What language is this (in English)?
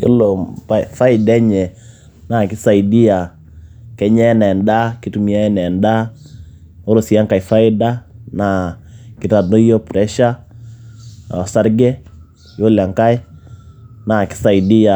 Masai